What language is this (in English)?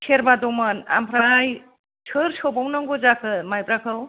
Bodo